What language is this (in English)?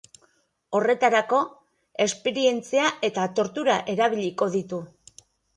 Basque